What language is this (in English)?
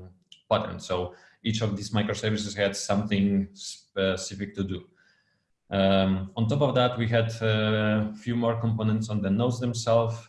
English